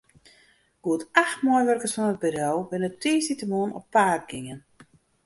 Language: Western Frisian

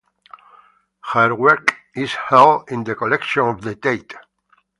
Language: English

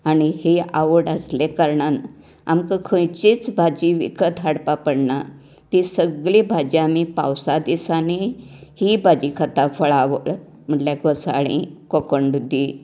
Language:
Konkani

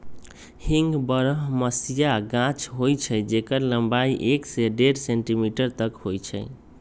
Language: Magahi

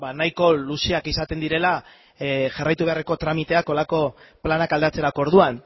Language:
Basque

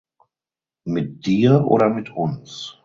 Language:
German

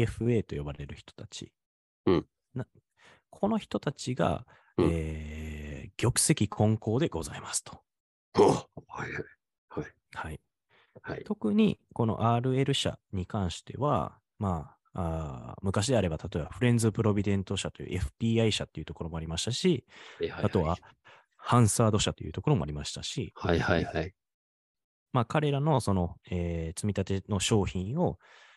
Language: Japanese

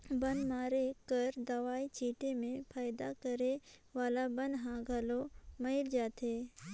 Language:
Chhattisgarhi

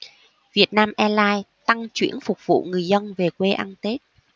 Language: Vietnamese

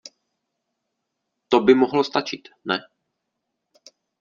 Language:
Czech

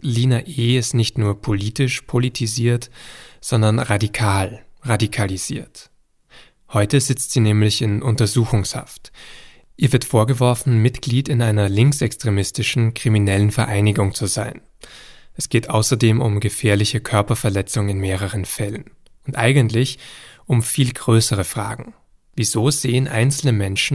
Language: German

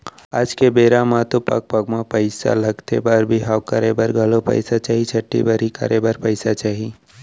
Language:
Chhattisgarhi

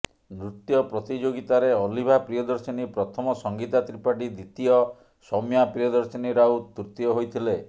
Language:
Odia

